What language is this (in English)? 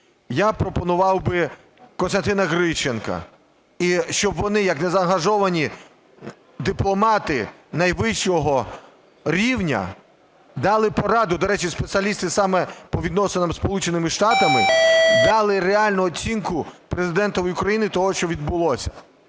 Ukrainian